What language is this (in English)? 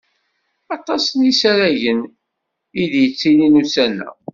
Kabyle